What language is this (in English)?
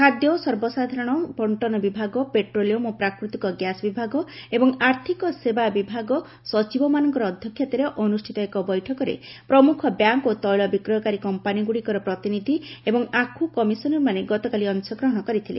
Odia